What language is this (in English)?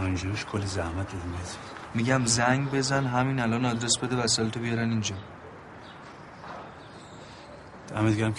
Persian